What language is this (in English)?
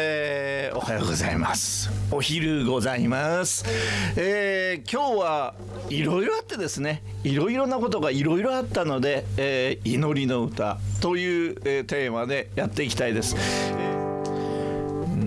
Japanese